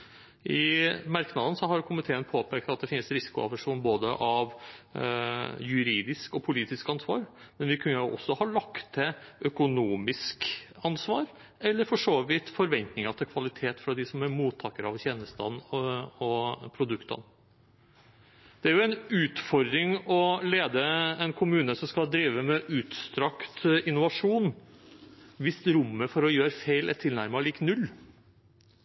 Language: Norwegian Bokmål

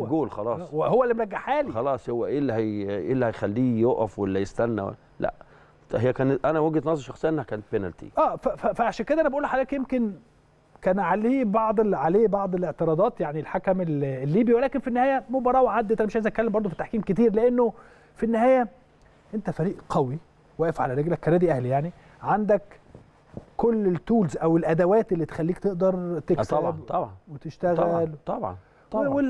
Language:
Arabic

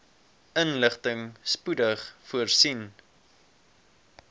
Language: Afrikaans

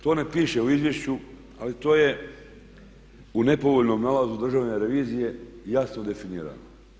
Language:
Croatian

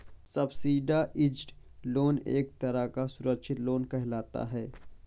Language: Hindi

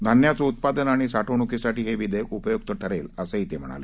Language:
Marathi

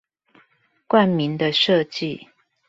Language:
Chinese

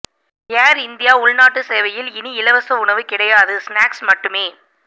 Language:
Tamil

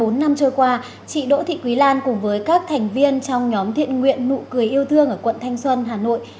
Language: Vietnamese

